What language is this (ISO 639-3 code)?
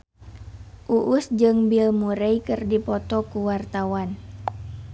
sun